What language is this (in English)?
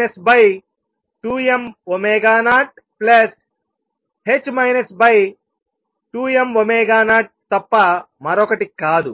Telugu